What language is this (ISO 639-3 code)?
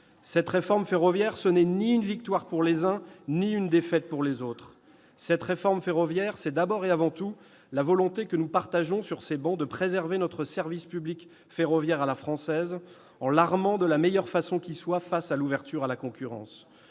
fra